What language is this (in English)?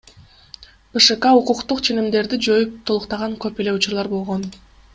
Kyrgyz